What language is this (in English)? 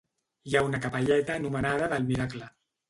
Catalan